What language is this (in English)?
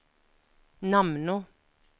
Norwegian